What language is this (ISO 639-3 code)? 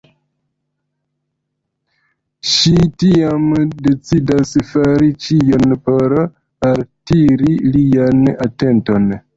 epo